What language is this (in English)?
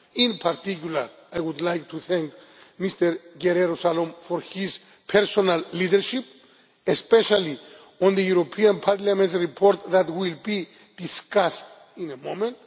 English